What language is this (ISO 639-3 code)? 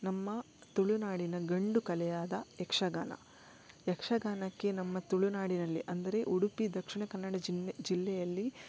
kan